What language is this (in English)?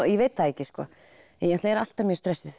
Icelandic